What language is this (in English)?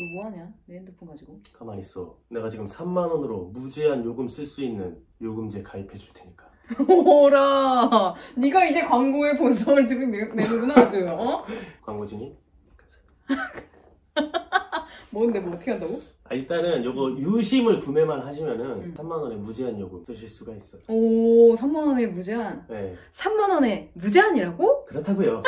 Korean